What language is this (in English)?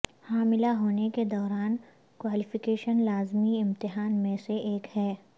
Urdu